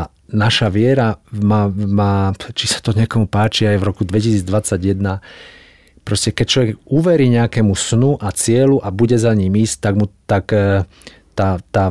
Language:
Slovak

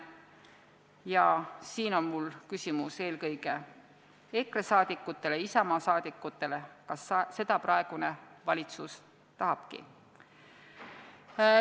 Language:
Estonian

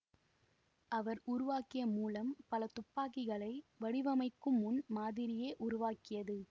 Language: Tamil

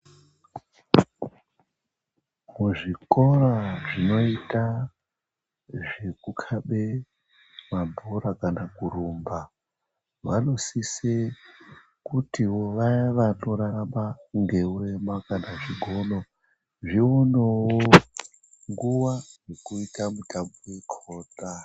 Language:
Ndau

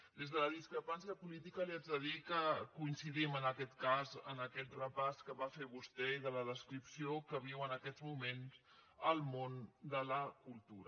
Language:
Catalan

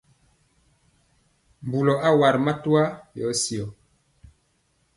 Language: Mpiemo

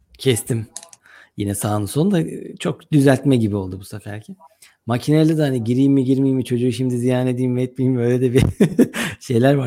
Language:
Turkish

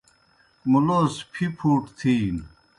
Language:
Kohistani Shina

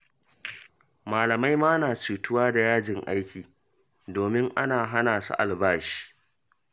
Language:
Hausa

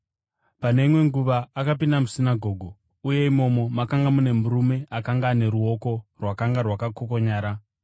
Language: Shona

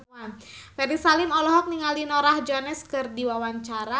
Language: Sundanese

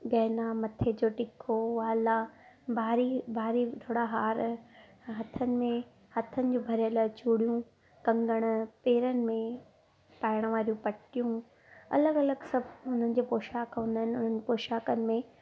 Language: Sindhi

